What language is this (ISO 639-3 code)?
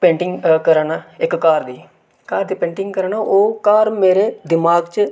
doi